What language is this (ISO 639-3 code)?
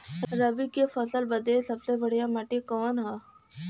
bho